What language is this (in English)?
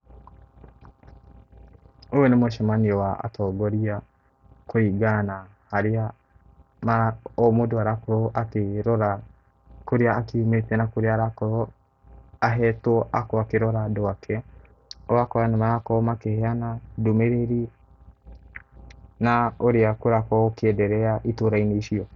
Kikuyu